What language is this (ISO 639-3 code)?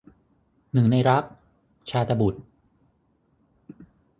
tha